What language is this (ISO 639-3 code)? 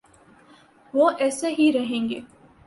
urd